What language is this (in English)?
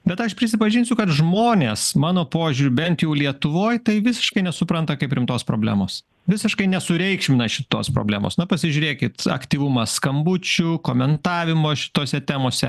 Lithuanian